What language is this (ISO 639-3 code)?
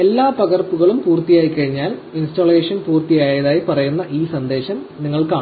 mal